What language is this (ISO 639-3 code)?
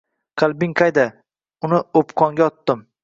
uzb